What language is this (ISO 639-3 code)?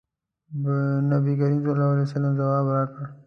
pus